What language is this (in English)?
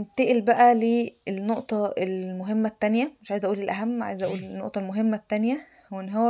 Arabic